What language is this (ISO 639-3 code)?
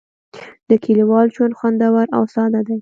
pus